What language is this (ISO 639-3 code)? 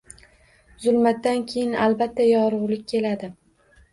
uzb